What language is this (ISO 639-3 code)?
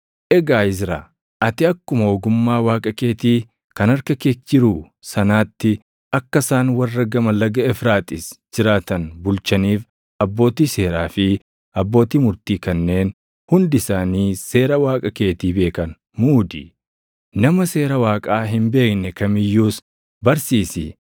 orm